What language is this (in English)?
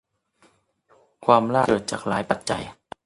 Thai